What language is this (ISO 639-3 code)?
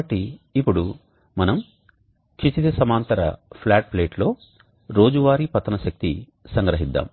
tel